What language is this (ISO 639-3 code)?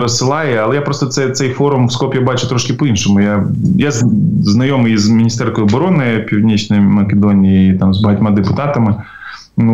ukr